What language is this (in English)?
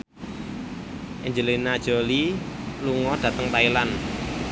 Javanese